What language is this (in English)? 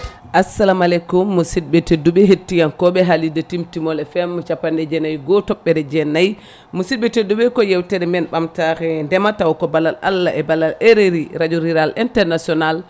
Fula